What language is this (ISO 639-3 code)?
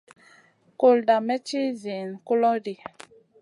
mcn